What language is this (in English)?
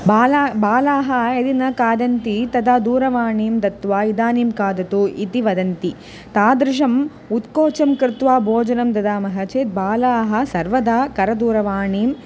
Sanskrit